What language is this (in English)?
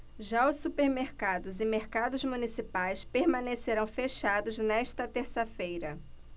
Portuguese